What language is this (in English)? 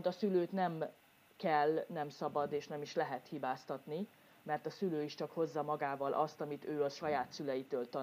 Hungarian